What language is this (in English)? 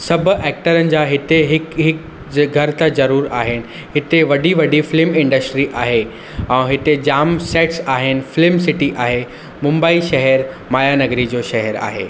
Sindhi